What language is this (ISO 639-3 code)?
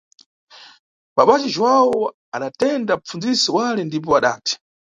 nyu